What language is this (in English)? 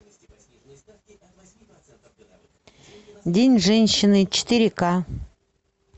Russian